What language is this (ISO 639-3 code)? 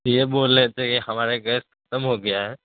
urd